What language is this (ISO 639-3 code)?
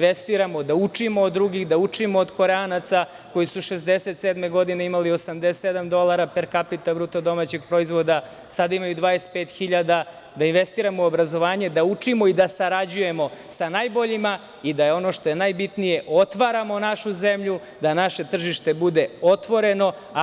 srp